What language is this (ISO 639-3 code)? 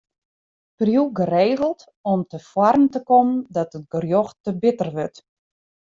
fry